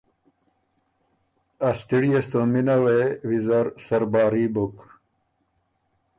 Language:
Ormuri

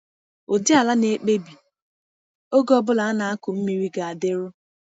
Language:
Igbo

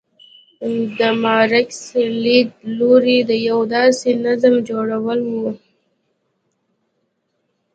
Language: Pashto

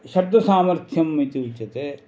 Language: Sanskrit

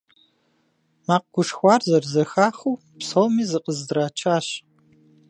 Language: Kabardian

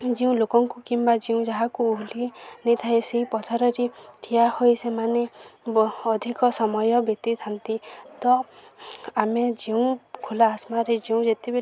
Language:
Odia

